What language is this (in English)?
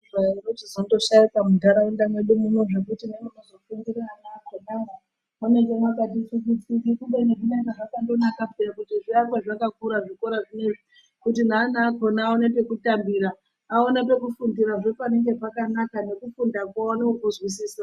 Ndau